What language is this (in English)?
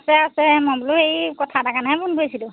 Assamese